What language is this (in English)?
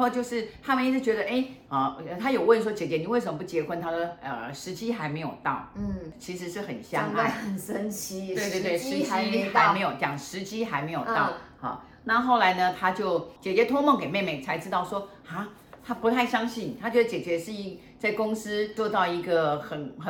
Chinese